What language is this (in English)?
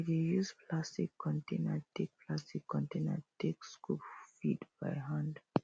Nigerian Pidgin